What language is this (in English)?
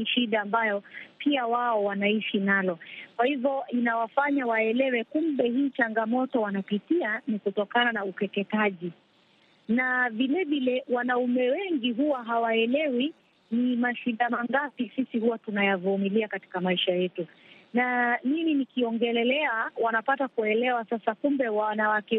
Swahili